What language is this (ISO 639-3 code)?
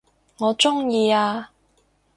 yue